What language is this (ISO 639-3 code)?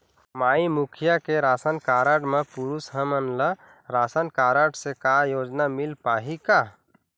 hne